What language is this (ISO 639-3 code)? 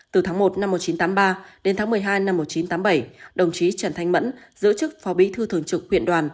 vie